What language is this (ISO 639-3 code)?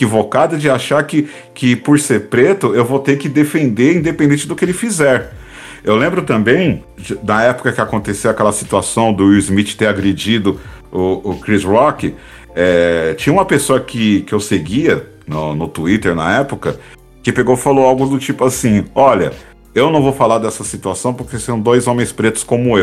por